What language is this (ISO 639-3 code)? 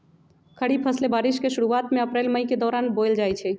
mag